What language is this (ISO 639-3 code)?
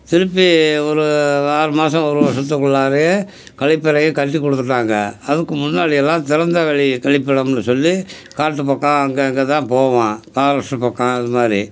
tam